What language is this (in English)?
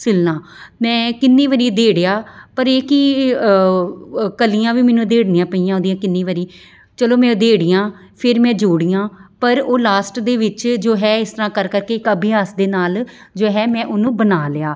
Punjabi